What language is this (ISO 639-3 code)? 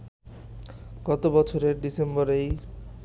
ben